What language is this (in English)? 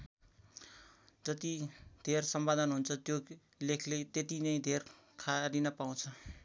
Nepali